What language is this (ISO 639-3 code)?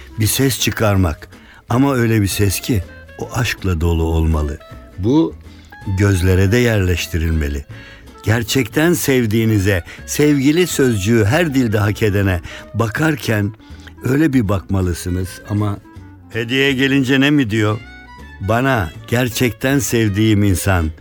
tur